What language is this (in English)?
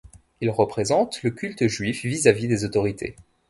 French